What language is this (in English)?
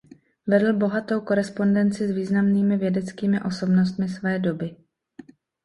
Czech